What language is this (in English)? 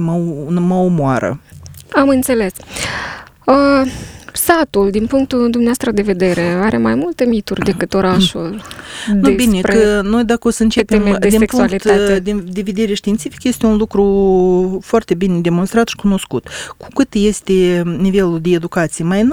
Romanian